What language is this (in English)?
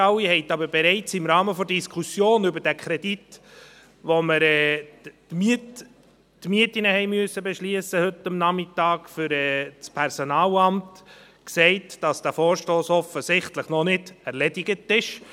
Swiss German